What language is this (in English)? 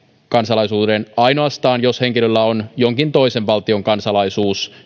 Finnish